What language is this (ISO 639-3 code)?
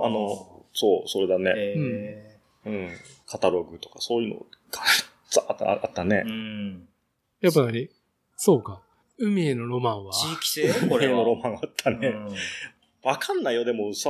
jpn